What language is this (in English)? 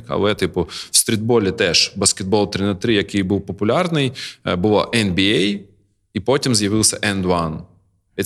Ukrainian